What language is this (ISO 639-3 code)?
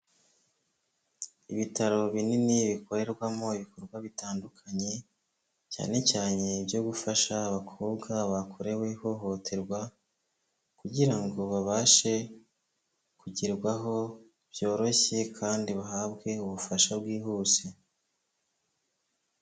kin